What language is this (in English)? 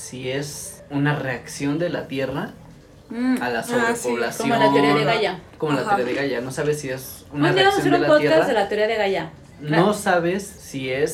Spanish